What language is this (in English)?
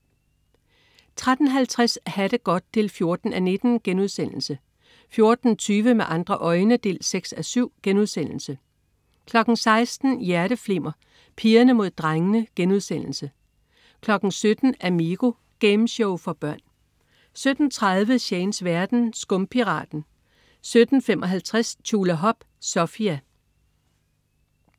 Danish